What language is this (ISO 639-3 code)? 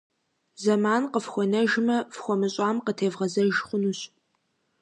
kbd